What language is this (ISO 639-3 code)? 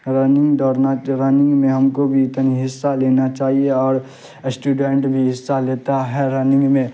urd